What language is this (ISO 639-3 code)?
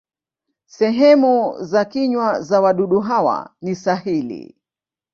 swa